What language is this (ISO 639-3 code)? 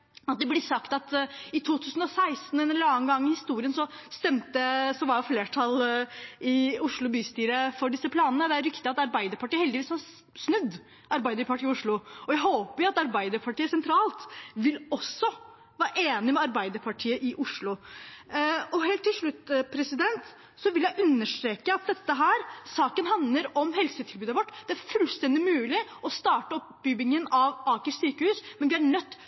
nob